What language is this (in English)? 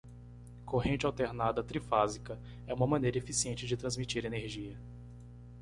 Portuguese